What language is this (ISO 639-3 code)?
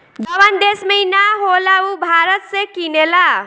bho